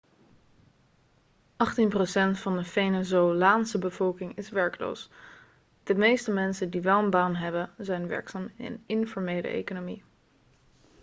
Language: Dutch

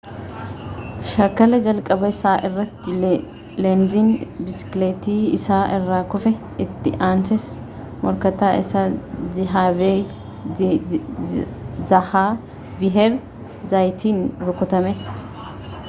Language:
Oromo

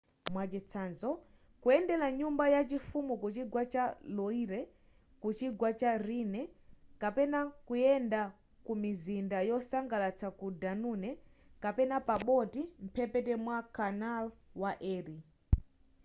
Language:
Nyanja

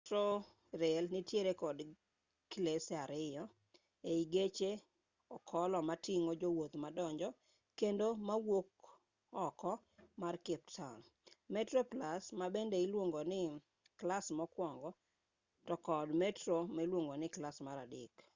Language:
Luo (Kenya and Tanzania)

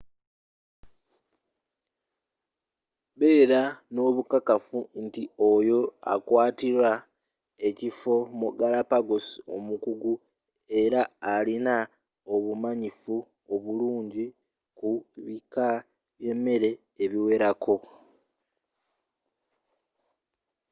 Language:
Ganda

